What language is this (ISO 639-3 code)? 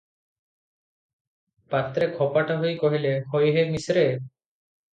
ori